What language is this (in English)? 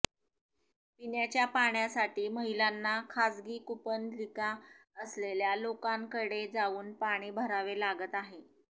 Marathi